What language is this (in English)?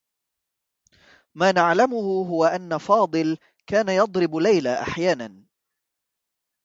Arabic